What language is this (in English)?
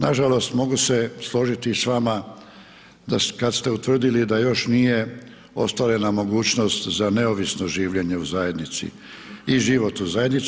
Croatian